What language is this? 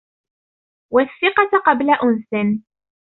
Arabic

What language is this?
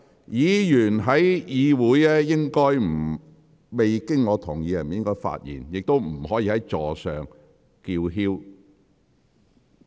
Cantonese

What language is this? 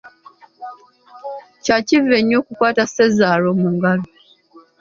Ganda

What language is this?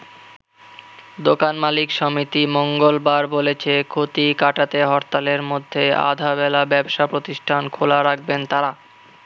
Bangla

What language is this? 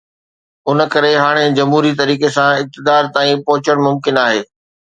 Sindhi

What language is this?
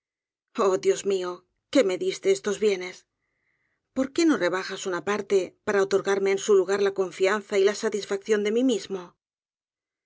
Spanish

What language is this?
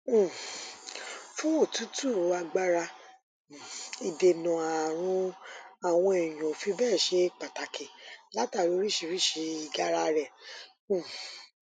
Yoruba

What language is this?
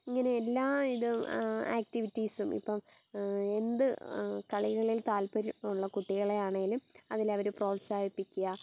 Malayalam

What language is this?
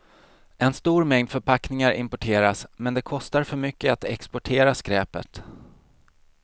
Swedish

